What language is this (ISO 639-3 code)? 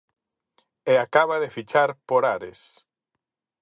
glg